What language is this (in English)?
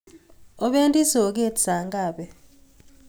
Kalenjin